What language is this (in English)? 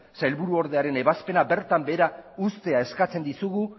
Basque